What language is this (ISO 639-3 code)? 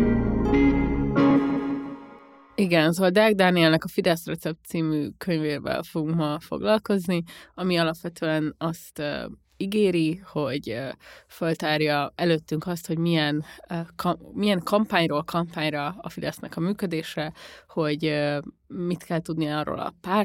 hun